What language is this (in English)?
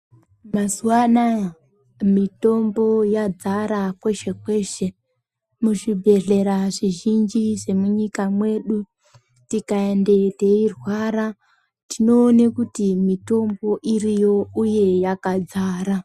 Ndau